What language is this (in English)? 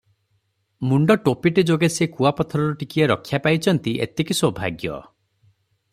Odia